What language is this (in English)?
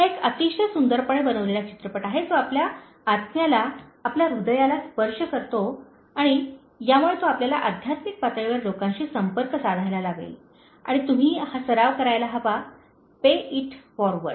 Marathi